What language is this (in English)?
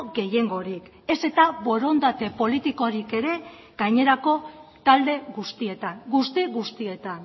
Basque